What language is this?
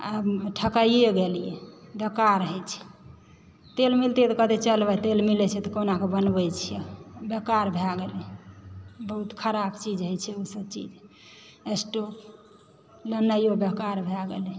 Maithili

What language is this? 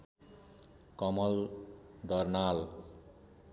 Nepali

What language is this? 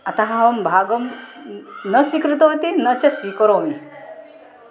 Sanskrit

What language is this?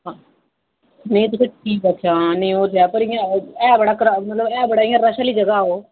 Dogri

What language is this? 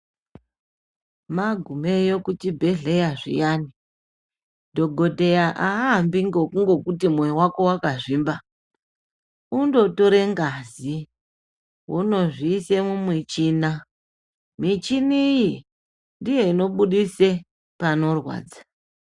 Ndau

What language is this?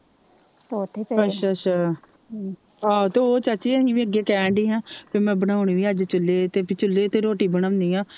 Punjabi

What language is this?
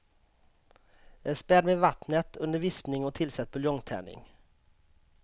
Swedish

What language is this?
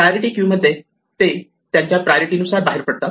Marathi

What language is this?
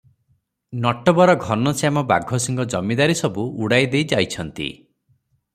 Odia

